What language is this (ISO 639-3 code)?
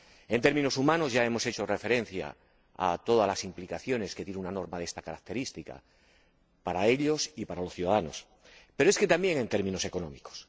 spa